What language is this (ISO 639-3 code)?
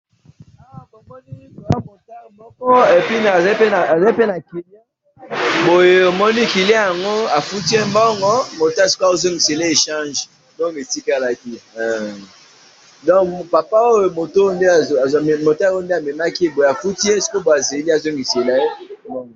lin